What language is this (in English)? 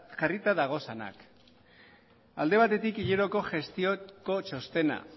Basque